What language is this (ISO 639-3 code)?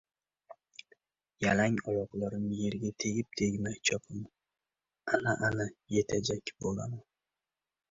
uzb